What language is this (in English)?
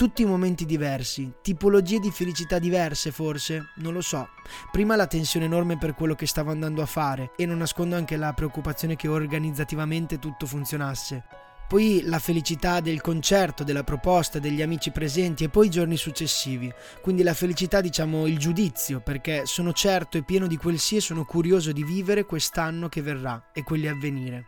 Italian